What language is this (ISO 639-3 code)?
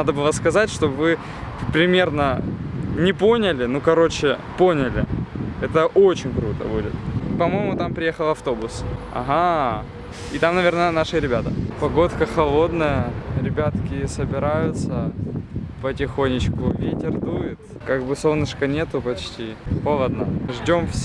rus